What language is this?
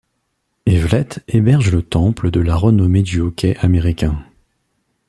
French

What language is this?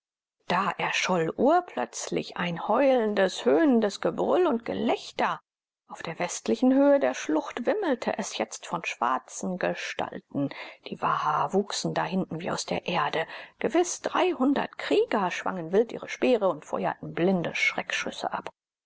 German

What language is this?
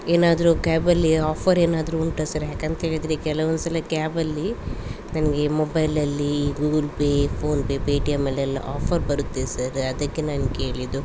Kannada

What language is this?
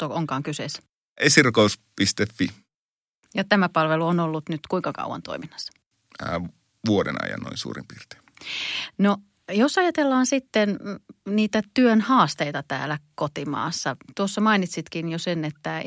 Finnish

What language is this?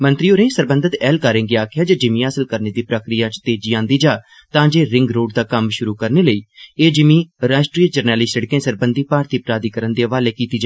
Dogri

